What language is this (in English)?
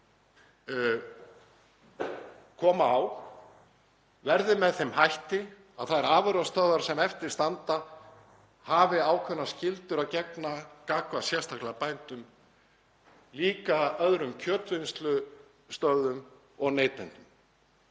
Icelandic